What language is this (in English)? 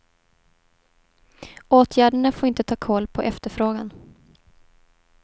Swedish